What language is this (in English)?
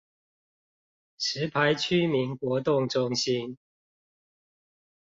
Chinese